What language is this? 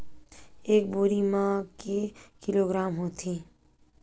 Chhattisgarhi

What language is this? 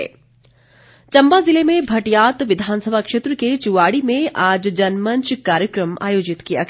Hindi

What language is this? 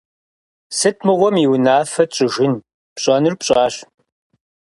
Kabardian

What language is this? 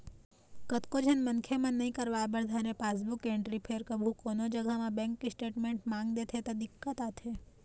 Chhattisgarhi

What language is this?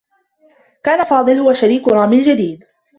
Arabic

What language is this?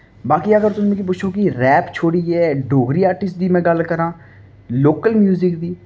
Dogri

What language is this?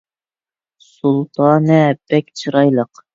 Uyghur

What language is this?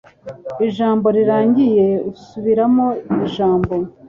Kinyarwanda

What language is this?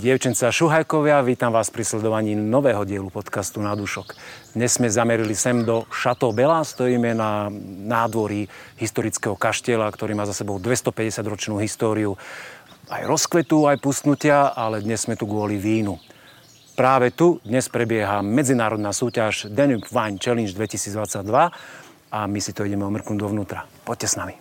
Slovak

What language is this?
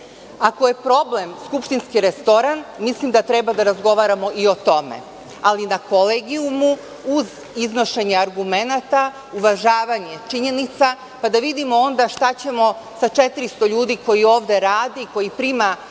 Serbian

